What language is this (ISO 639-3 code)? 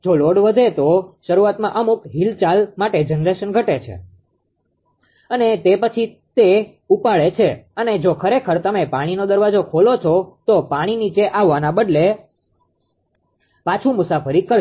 guj